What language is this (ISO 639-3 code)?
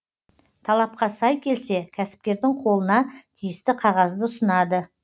kaz